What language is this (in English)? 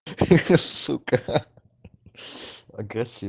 Russian